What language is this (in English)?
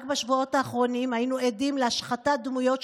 Hebrew